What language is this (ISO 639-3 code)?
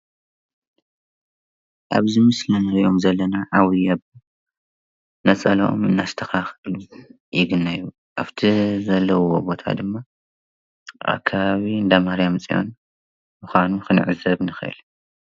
tir